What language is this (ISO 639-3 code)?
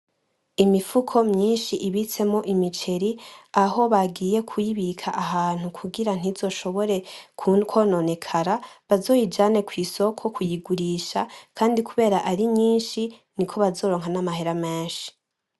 run